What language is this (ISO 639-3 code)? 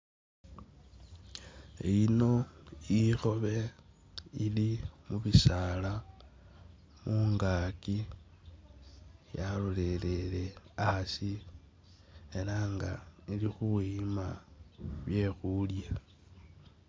myx